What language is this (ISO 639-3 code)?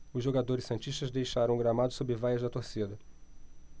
por